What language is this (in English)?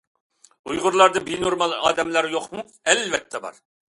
Uyghur